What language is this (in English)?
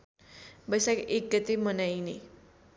Nepali